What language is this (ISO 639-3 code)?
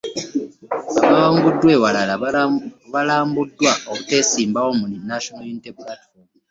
lug